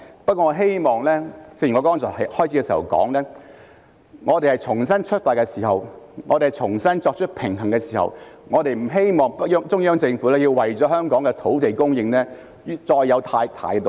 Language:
Cantonese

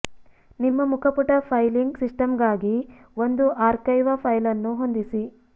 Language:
Kannada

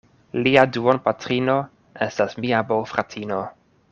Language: Esperanto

